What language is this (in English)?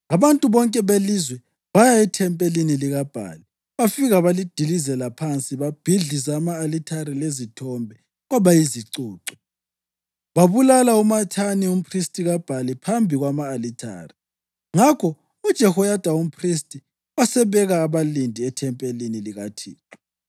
North Ndebele